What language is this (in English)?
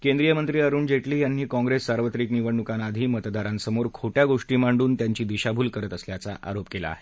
Marathi